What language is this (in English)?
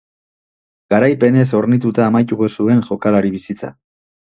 Basque